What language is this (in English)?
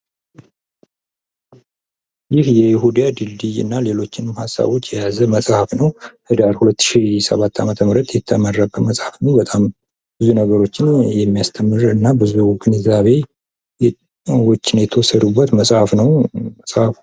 Amharic